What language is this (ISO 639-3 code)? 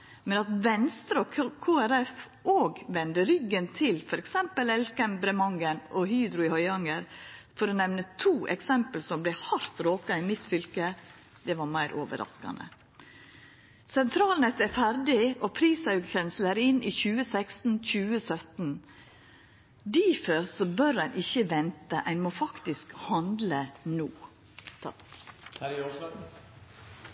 nno